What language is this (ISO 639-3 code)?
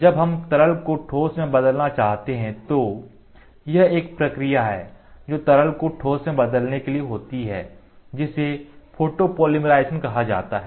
hin